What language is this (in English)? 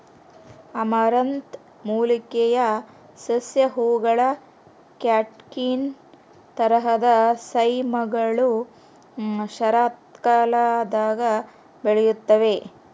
Kannada